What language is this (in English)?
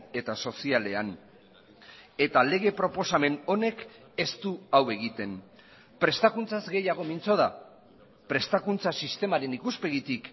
Basque